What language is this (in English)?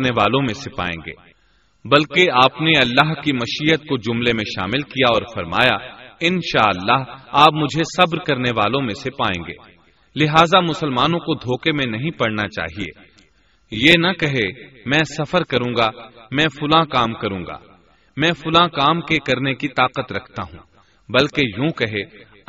Urdu